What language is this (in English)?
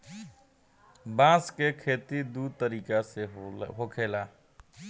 Bhojpuri